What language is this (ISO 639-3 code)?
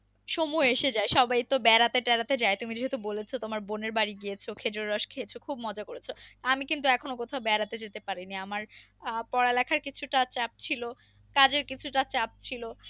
ben